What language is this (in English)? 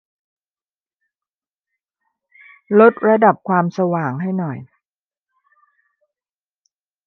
Thai